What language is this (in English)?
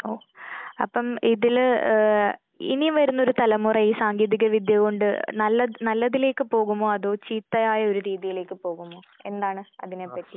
Malayalam